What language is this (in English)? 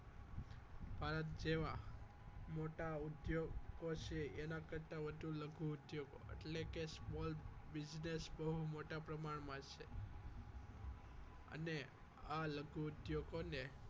Gujarati